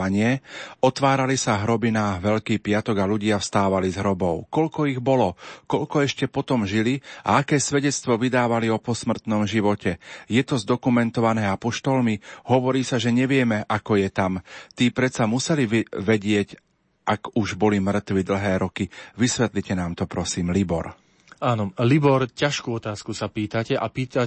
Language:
Slovak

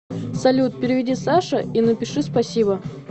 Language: Russian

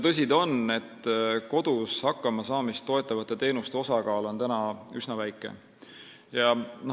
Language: Estonian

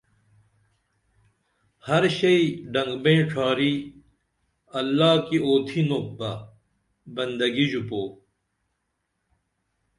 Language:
Dameli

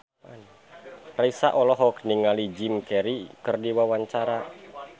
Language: Sundanese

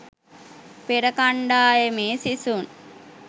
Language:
Sinhala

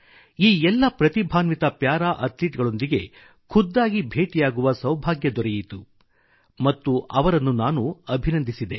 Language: Kannada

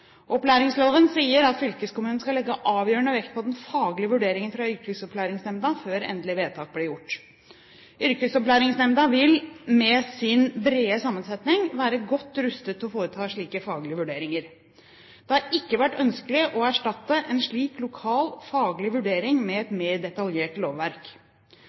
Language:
Norwegian Bokmål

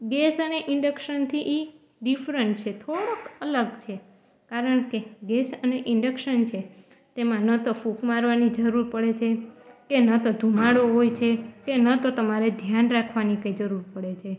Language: Gujarati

